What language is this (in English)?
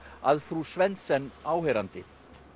Icelandic